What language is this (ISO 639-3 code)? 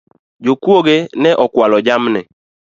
luo